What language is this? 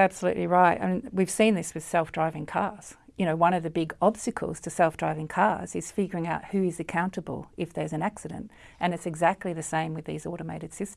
English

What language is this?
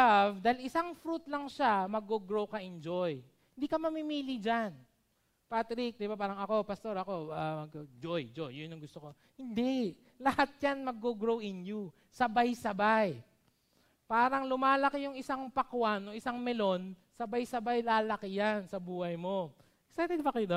Filipino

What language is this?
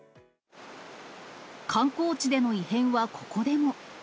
Japanese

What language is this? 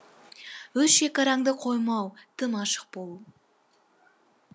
Kazakh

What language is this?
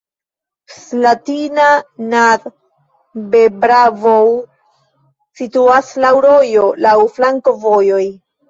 Esperanto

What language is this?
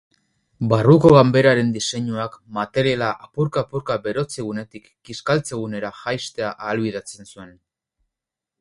Basque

